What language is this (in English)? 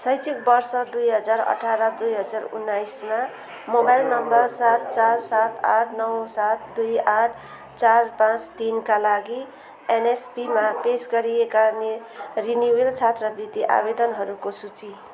Nepali